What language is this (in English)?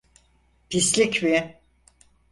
Turkish